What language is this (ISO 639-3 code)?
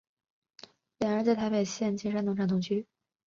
zho